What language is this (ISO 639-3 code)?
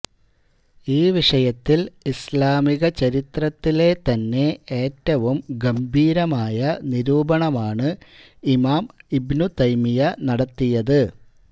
mal